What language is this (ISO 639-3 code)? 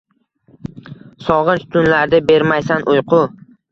uzb